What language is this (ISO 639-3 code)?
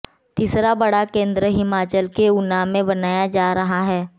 hin